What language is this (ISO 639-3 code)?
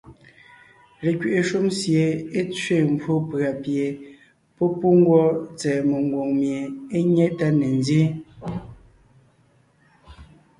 nnh